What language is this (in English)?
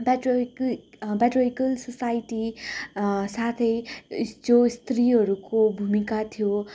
Nepali